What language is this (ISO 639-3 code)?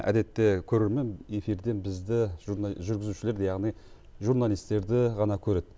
kaz